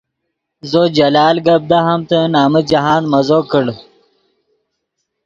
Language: Yidgha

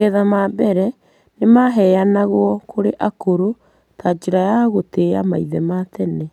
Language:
Kikuyu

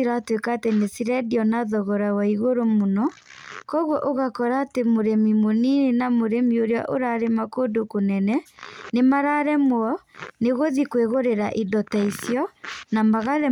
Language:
Kikuyu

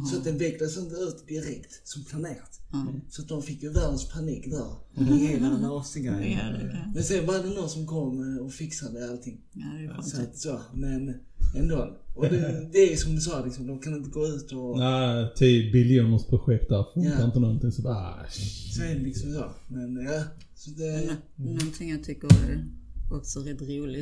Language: Swedish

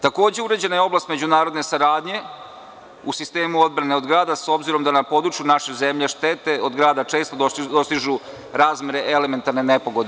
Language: Serbian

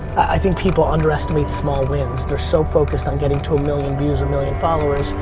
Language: English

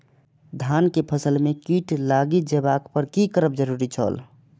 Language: Maithili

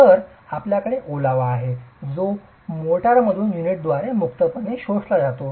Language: Marathi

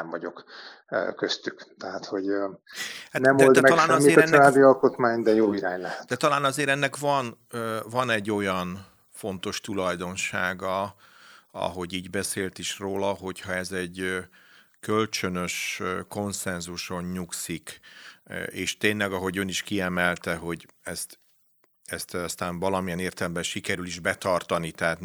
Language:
Hungarian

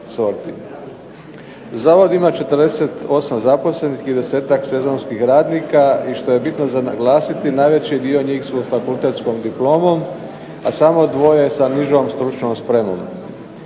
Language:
Croatian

